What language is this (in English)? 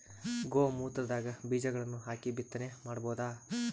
Kannada